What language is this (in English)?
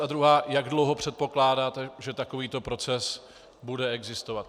Czech